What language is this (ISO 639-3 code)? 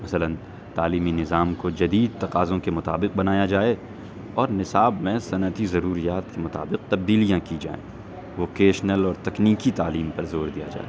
urd